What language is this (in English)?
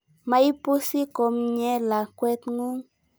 Kalenjin